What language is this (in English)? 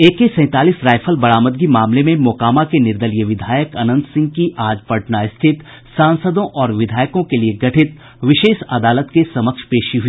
Hindi